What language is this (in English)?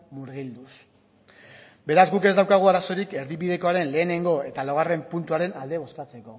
Basque